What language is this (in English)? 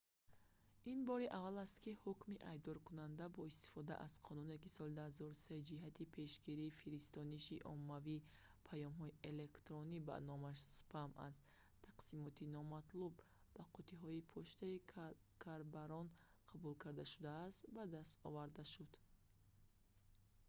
Tajik